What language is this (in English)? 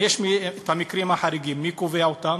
Hebrew